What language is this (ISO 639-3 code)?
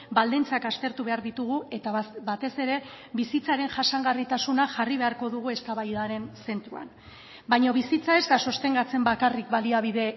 eus